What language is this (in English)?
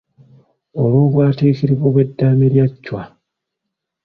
Ganda